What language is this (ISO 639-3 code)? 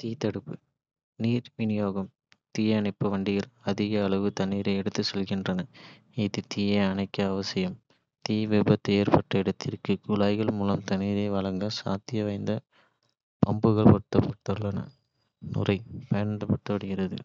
kfe